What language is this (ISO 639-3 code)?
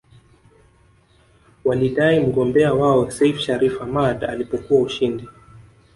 swa